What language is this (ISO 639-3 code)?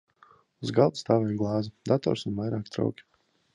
lav